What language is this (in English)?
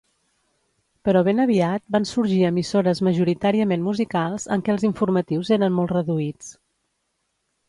Catalan